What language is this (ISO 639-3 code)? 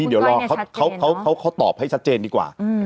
tha